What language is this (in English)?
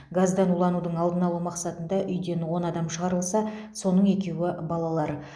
Kazakh